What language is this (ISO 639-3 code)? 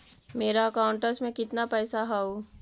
mag